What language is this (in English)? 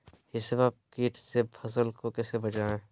Magahi